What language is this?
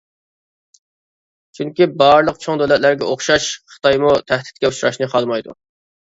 Uyghur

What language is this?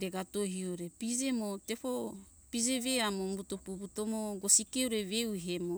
Hunjara-Kaina Ke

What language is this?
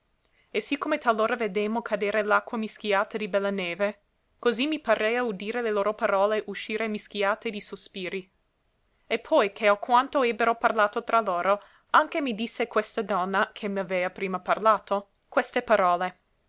Italian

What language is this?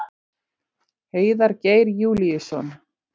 Icelandic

